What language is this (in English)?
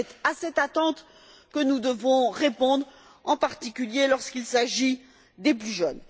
French